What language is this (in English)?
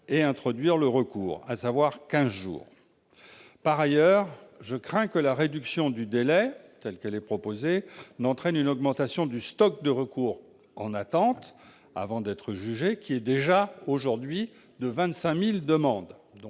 French